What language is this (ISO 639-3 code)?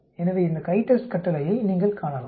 tam